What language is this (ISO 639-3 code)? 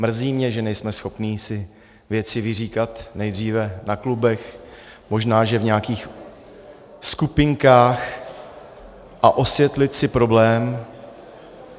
ces